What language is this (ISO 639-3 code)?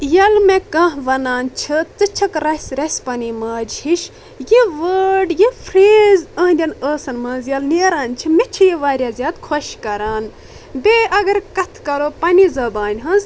kas